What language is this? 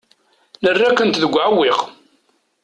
Kabyle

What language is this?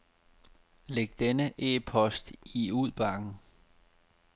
Danish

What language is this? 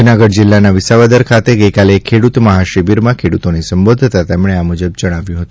Gujarati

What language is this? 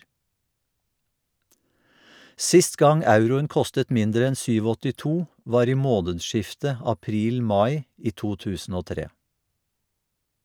Norwegian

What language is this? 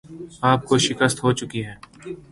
Urdu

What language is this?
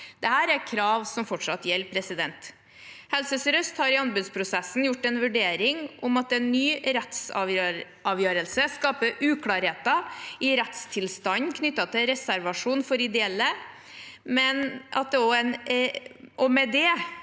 Norwegian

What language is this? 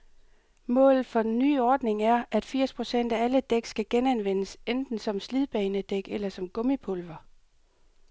Danish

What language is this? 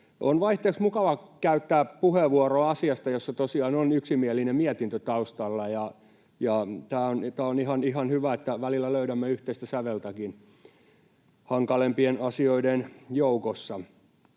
Finnish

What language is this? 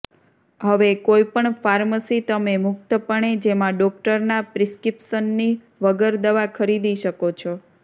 Gujarati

